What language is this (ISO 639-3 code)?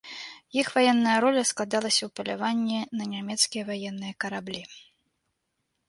bel